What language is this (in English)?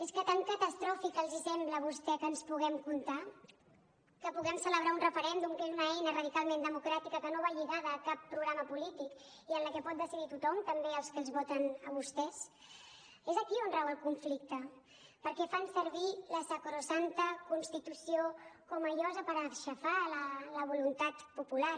Catalan